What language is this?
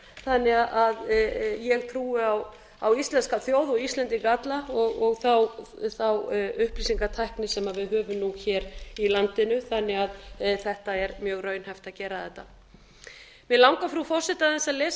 Icelandic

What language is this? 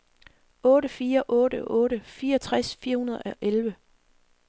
Danish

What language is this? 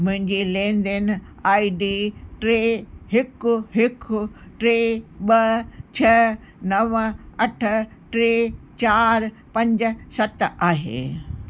Sindhi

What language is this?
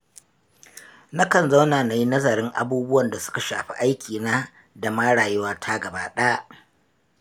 Hausa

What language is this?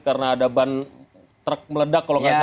Indonesian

